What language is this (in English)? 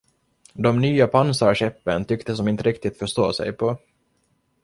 Swedish